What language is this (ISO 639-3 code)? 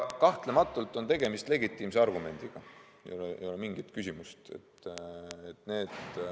est